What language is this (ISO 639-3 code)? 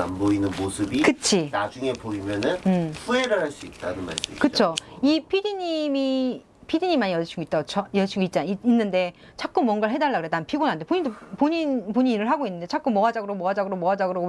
kor